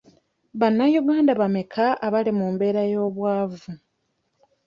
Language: Ganda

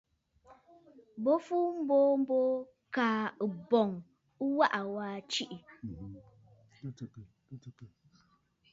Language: Bafut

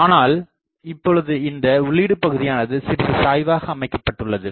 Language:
Tamil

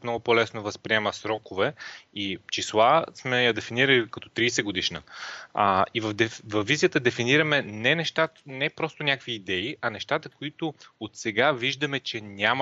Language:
Bulgarian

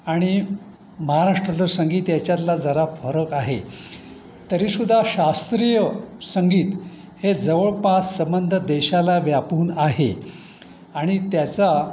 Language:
Marathi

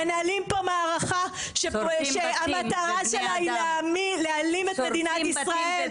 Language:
Hebrew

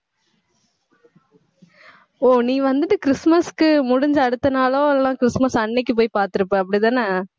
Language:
Tamil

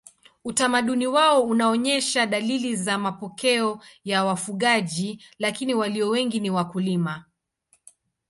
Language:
Swahili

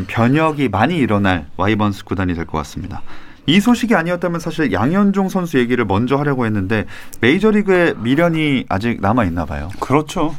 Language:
Korean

